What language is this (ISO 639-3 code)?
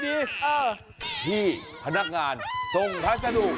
tha